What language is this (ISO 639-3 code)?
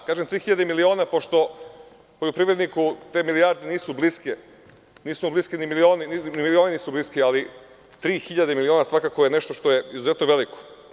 srp